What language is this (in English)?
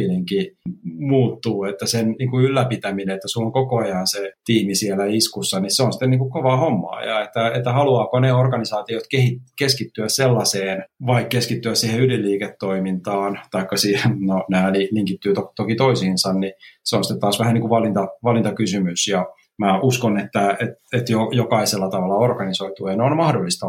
Finnish